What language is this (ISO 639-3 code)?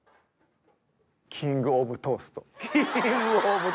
jpn